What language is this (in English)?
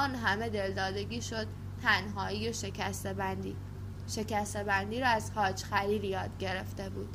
Persian